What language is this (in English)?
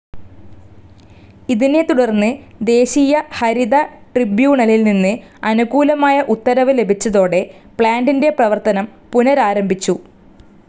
Malayalam